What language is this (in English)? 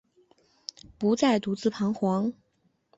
Chinese